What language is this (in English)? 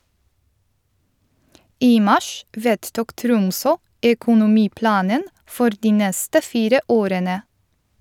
Norwegian